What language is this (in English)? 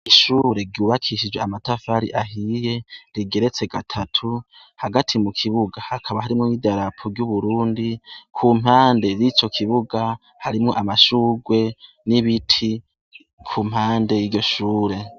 Rundi